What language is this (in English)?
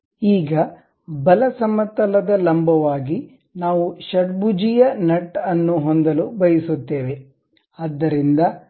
Kannada